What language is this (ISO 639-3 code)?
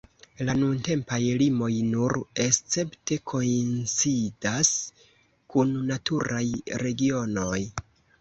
epo